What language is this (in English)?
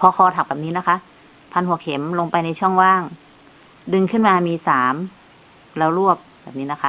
Thai